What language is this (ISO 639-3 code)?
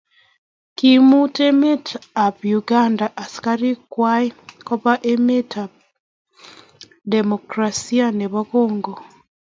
kln